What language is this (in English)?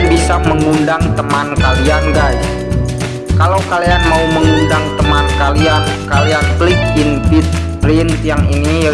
Indonesian